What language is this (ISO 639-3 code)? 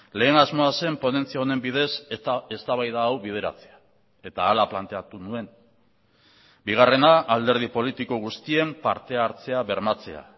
eus